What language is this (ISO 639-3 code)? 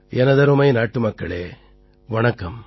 tam